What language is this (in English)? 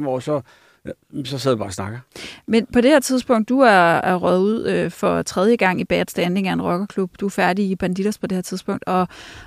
Danish